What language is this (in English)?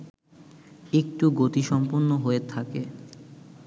Bangla